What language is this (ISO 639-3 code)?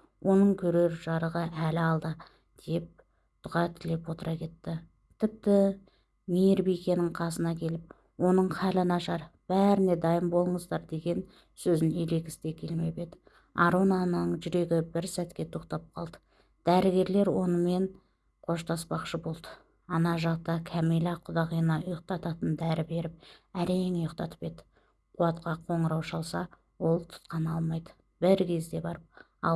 tur